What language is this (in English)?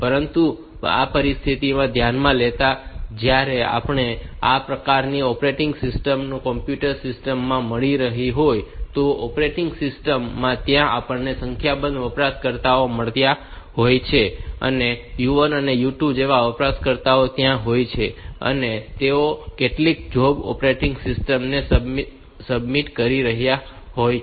Gujarati